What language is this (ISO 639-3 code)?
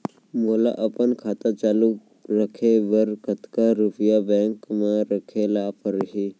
hne